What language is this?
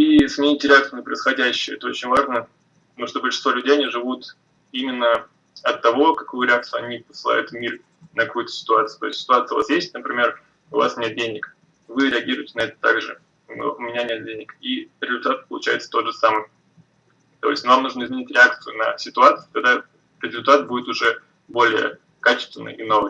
Russian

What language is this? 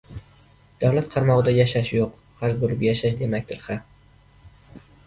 Uzbek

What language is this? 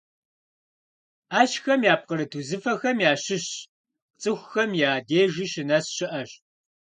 Kabardian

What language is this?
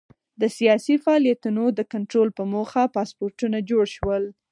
Pashto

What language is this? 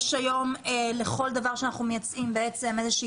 Hebrew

